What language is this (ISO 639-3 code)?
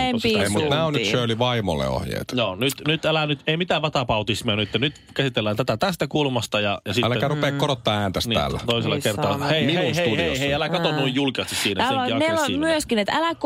fin